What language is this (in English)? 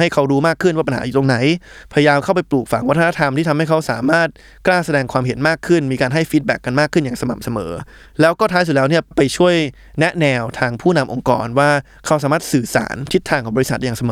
Thai